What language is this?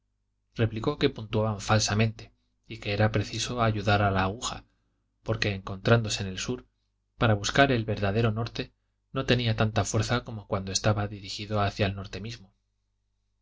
Spanish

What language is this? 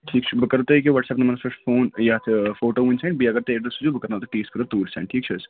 Kashmiri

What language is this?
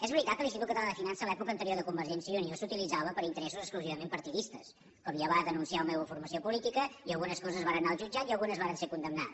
Catalan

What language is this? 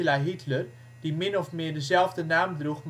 Dutch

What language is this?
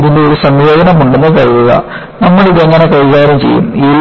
Malayalam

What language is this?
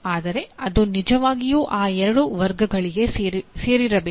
Kannada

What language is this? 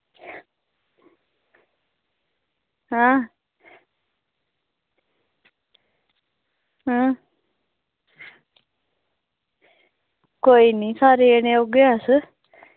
Dogri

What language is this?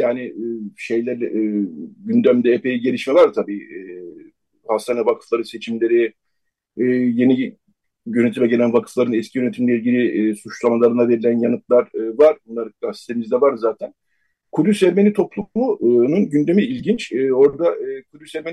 Turkish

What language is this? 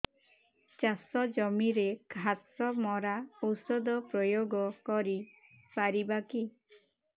Odia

